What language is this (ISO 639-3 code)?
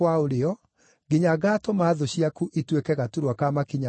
kik